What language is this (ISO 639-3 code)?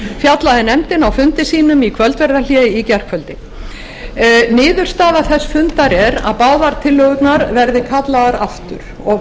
isl